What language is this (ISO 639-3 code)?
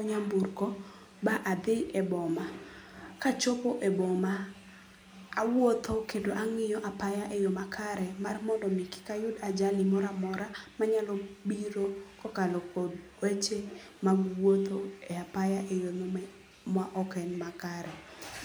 luo